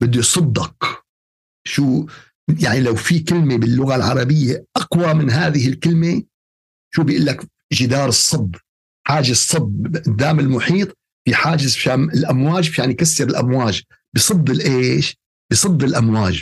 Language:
Arabic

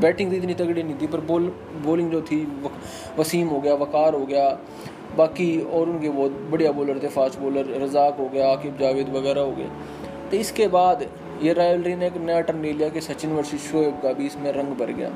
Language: Hindi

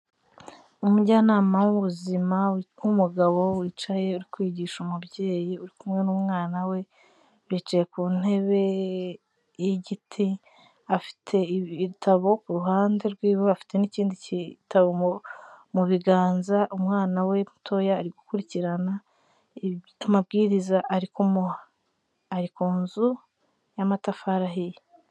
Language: Kinyarwanda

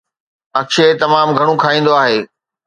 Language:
Sindhi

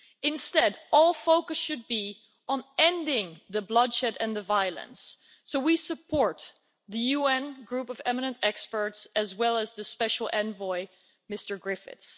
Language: English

